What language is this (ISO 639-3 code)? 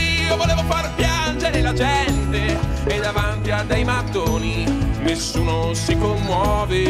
ita